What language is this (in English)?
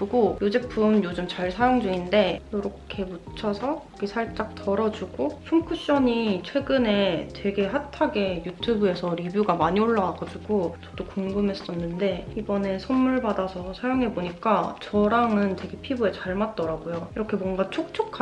Korean